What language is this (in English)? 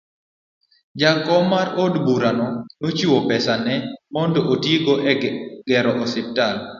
Luo (Kenya and Tanzania)